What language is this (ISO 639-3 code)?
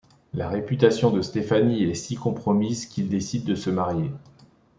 fra